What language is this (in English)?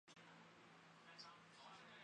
Chinese